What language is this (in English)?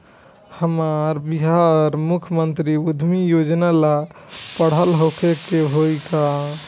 Bhojpuri